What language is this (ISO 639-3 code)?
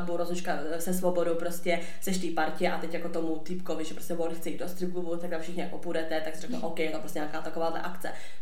ces